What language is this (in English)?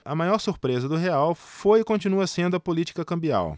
Portuguese